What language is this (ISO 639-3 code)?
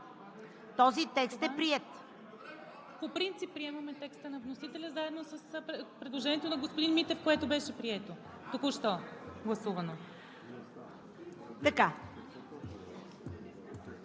bul